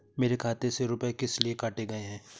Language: Hindi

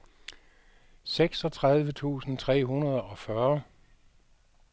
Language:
Danish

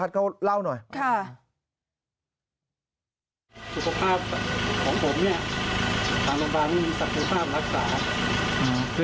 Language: Thai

